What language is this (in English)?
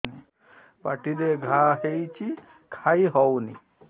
Odia